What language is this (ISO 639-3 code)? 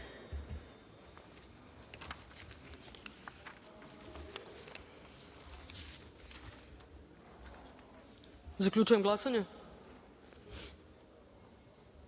srp